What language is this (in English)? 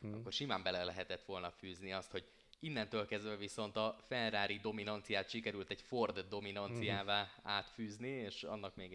Hungarian